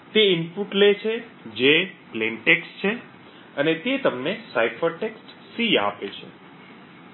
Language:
Gujarati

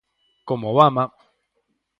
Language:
Galician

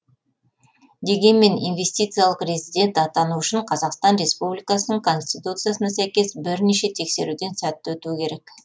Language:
Kazakh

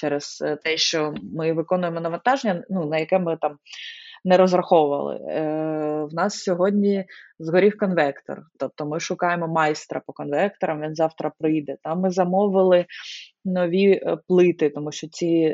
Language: Ukrainian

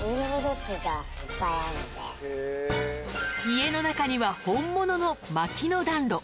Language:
Japanese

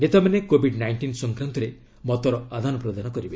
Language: Odia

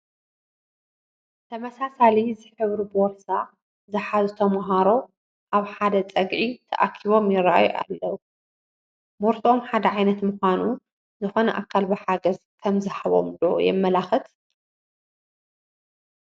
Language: Tigrinya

